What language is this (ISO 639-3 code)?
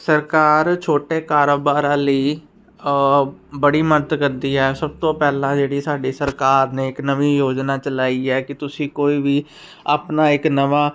pan